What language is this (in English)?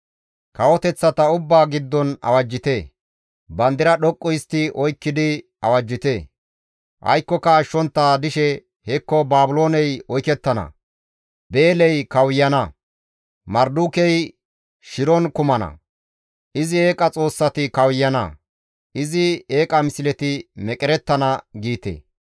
Gamo